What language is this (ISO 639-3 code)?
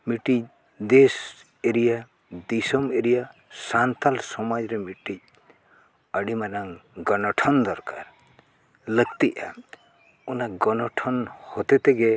sat